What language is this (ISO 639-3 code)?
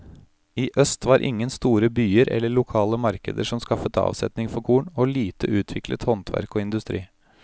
nor